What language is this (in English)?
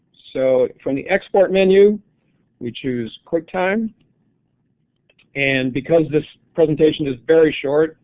English